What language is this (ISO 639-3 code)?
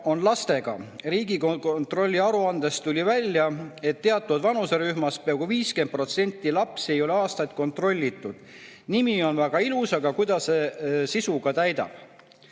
est